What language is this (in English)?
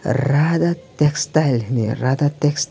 Kok Borok